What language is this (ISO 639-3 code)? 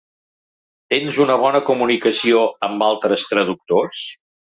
cat